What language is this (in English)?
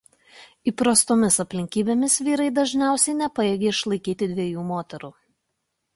Lithuanian